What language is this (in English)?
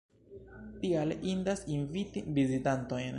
Esperanto